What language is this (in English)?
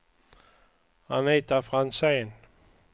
Swedish